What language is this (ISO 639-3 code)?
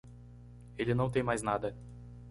por